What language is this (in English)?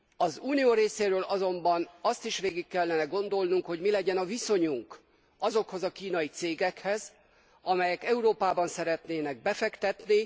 Hungarian